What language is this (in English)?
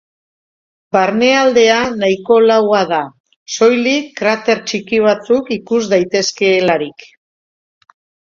Basque